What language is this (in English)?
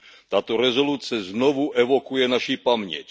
Czech